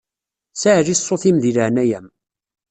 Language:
Kabyle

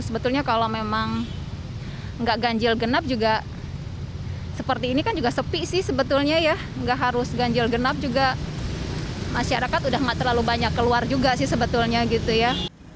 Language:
Indonesian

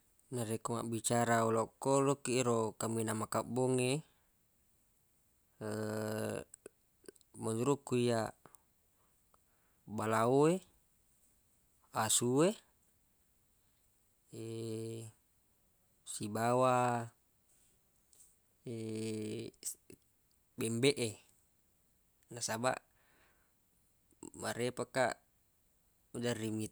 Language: Buginese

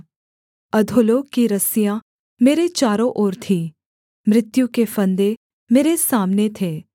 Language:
Hindi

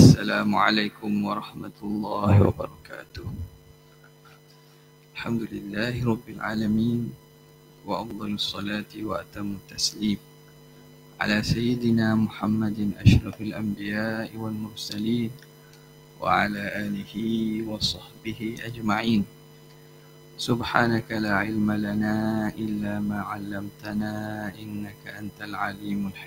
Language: Malay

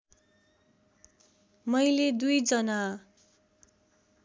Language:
Nepali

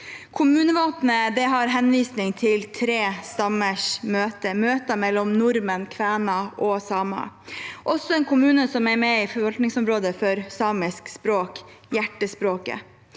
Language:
Norwegian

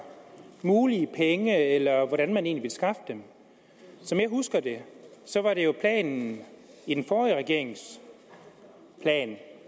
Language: Danish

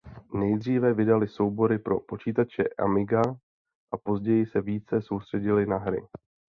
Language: Czech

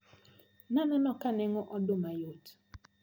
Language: Luo (Kenya and Tanzania)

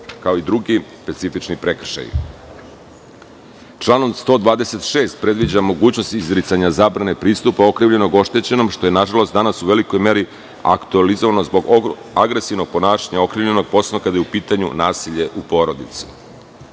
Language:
Serbian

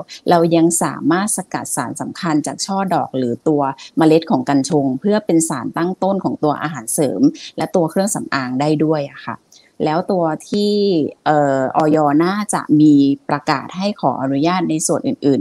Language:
Thai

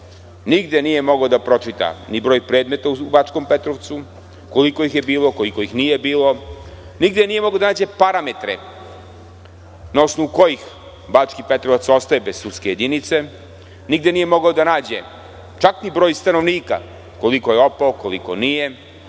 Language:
Serbian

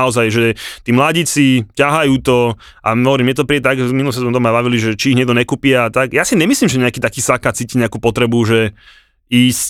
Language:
Slovak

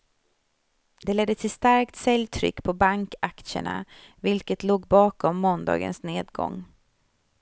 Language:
Swedish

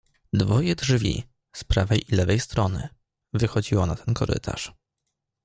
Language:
Polish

